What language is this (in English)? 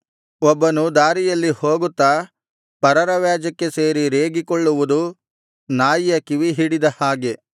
Kannada